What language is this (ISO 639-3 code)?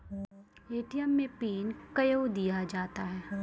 mai